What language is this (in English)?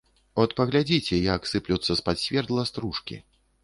Belarusian